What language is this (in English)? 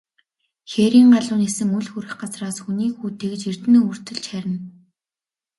Mongolian